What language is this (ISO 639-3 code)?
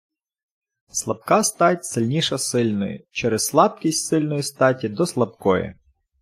ukr